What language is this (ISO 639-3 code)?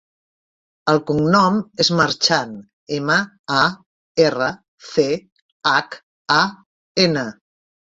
cat